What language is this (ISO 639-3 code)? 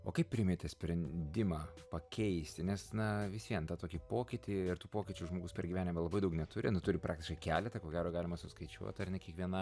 lit